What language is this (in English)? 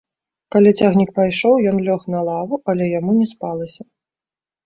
Belarusian